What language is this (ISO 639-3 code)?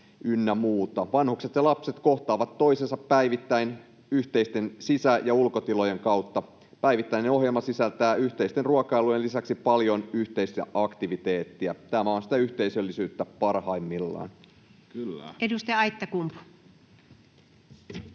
fin